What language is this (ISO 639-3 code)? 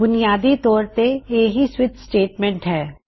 pan